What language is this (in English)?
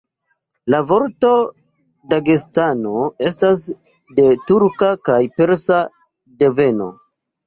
Esperanto